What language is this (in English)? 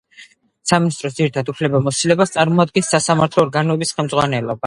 Georgian